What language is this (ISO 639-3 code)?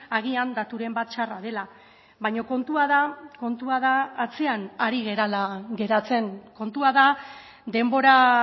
eus